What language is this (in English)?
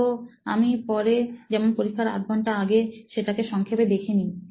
Bangla